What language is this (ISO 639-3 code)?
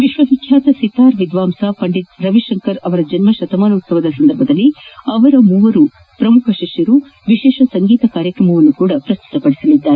kan